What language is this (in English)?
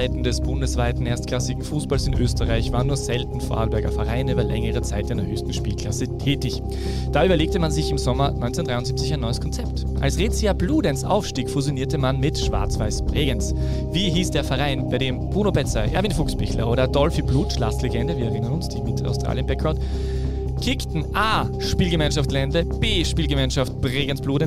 German